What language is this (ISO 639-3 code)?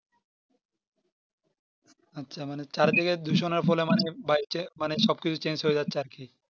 ben